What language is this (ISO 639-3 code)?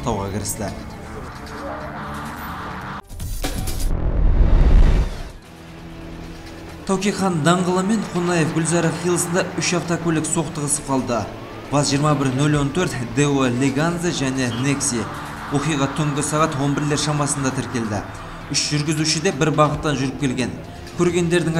rus